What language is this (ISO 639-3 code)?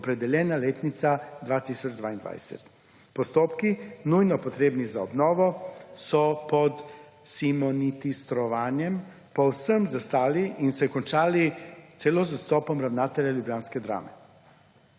slv